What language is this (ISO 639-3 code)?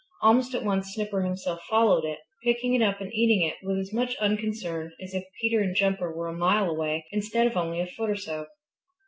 eng